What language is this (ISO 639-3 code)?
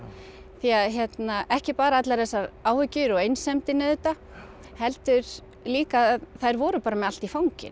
isl